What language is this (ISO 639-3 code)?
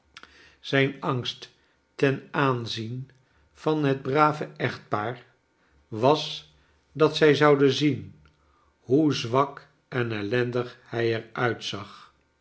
nld